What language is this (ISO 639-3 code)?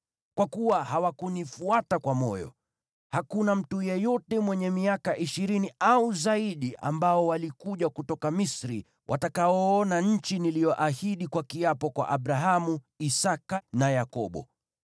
swa